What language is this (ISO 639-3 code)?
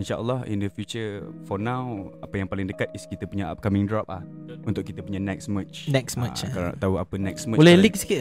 msa